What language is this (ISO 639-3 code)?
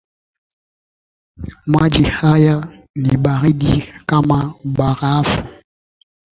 swa